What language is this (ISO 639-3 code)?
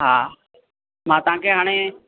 snd